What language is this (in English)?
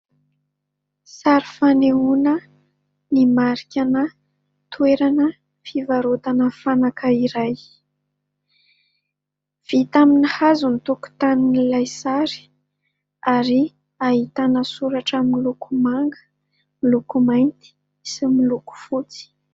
Malagasy